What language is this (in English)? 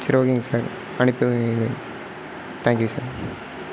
Tamil